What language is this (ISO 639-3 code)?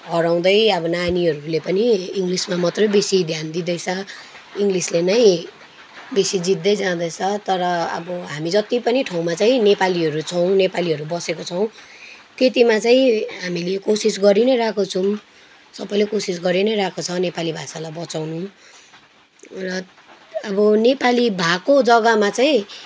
nep